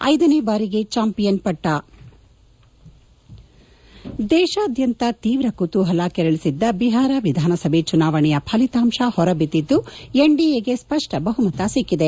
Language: Kannada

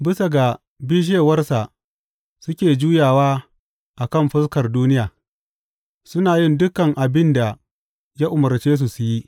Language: Hausa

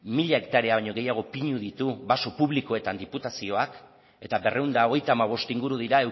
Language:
Basque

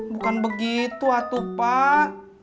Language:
Indonesian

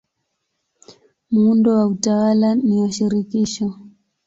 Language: Swahili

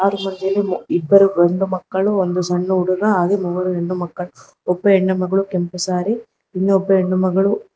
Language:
Kannada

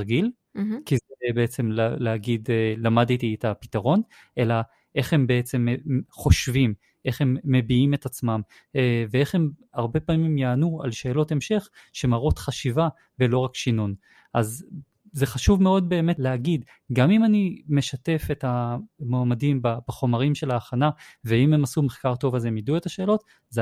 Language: Hebrew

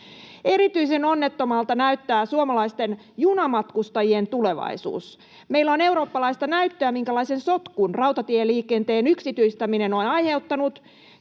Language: Finnish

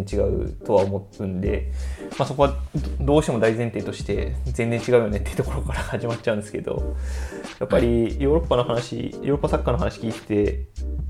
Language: Japanese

